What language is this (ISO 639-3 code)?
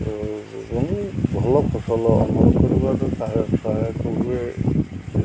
ori